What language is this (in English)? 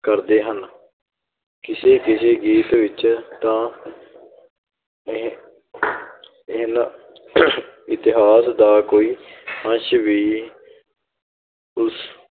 Punjabi